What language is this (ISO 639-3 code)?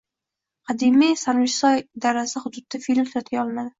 uzb